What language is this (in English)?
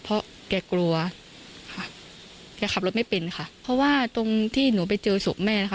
Thai